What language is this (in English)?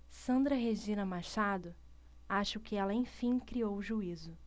Portuguese